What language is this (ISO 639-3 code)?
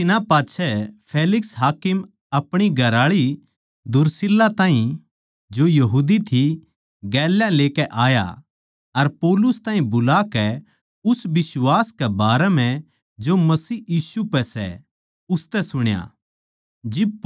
bgc